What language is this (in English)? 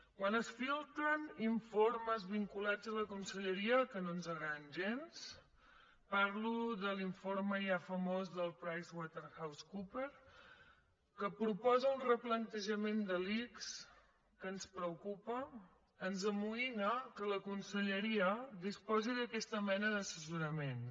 Catalan